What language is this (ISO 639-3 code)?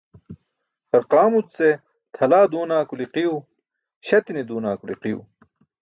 bsk